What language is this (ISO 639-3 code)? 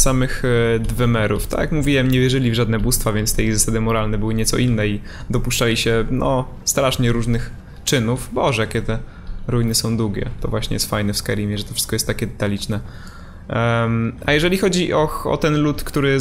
pol